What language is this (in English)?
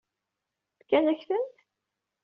Kabyle